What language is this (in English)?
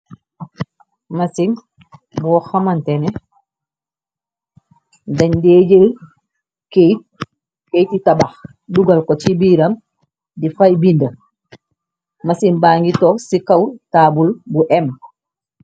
Wolof